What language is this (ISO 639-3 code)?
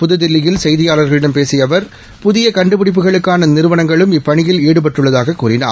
tam